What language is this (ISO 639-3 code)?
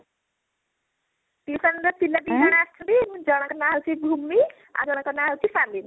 ori